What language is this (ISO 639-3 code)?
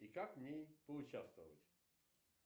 rus